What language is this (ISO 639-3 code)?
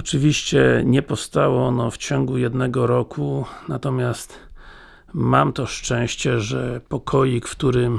pol